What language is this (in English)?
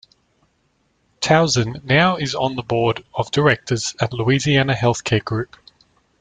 English